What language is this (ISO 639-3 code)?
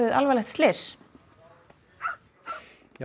isl